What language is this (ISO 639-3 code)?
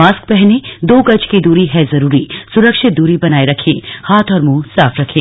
hin